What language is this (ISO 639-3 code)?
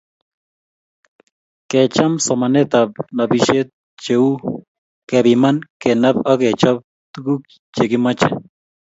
kln